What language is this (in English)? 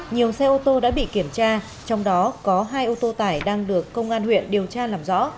Vietnamese